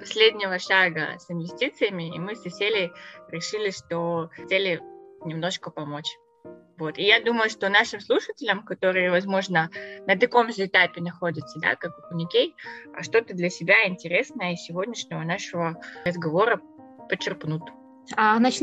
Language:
Russian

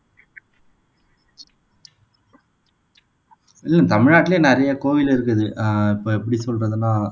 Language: Tamil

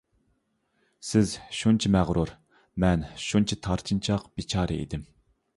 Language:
Uyghur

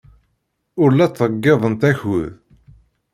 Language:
Kabyle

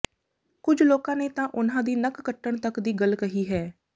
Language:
Punjabi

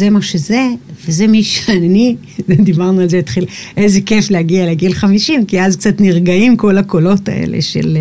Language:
Hebrew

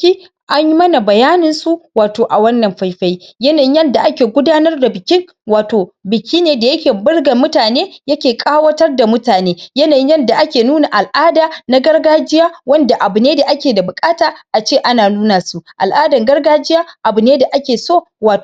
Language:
Hausa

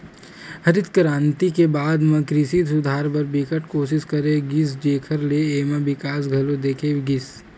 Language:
Chhattisgarhi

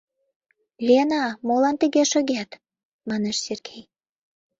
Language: Mari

